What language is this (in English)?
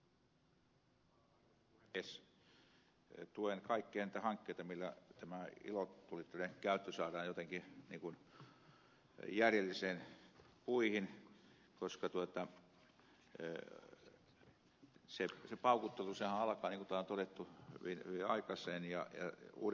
Finnish